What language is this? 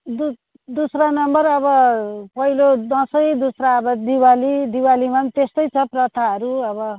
Nepali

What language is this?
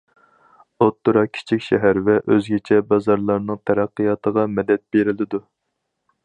Uyghur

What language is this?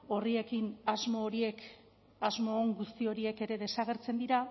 Basque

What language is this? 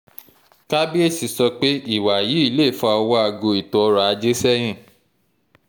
Yoruba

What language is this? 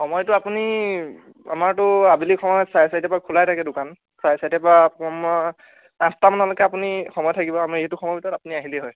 Assamese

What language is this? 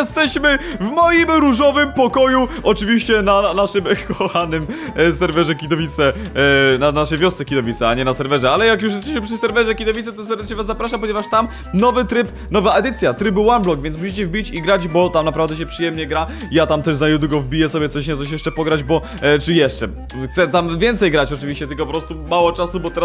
Polish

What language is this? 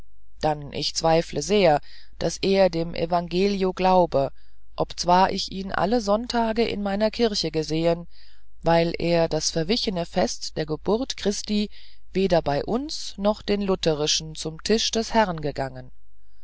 German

